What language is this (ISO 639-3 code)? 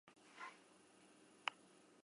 eus